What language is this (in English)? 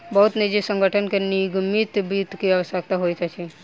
Maithili